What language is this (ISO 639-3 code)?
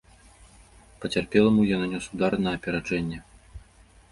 bel